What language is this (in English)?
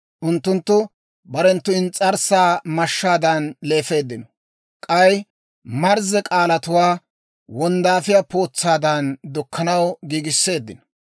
Dawro